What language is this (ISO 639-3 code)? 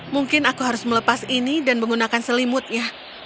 ind